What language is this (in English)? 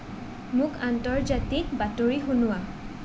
Assamese